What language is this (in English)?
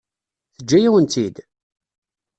Kabyle